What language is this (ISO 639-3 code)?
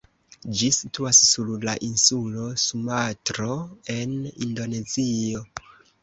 epo